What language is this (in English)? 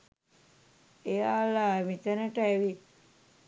Sinhala